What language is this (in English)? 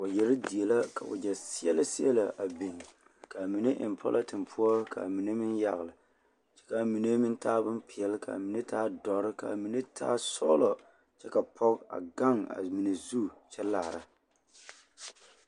Southern Dagaare